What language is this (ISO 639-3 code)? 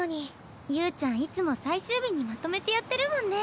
jpn